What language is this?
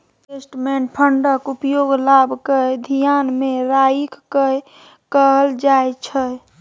Maithili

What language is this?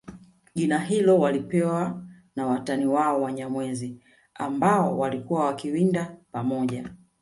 Swahili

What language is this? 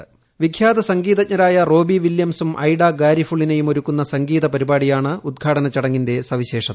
Malayalam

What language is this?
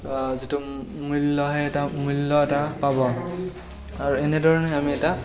Assamese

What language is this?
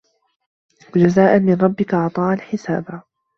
Arabic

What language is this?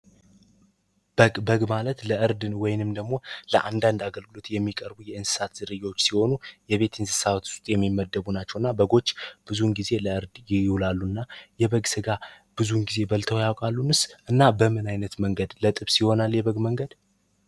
Amharic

